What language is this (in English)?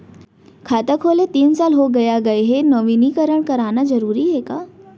Chhattisgarhi